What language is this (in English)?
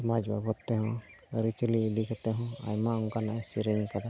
Santali